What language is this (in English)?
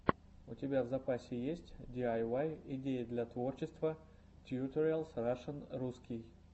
Russian